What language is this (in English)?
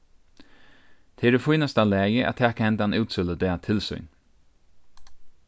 Faroese